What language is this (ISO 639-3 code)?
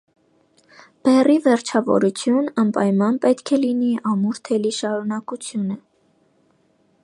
hye